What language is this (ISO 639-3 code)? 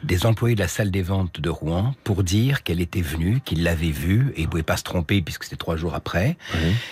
fra